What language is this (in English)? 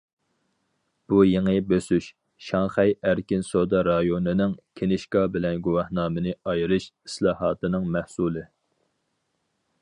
Uyghur